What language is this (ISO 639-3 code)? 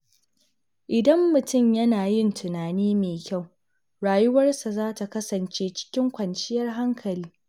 hau